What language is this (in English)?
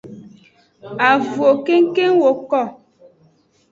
Aja (Benin)